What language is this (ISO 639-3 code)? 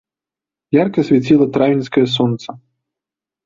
bel